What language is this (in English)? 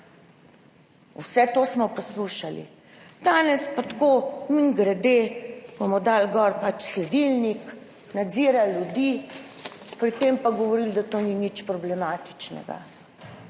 Slovenian